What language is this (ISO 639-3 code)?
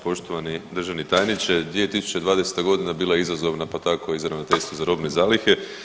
hrv